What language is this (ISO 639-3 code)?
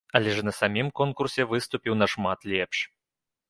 bel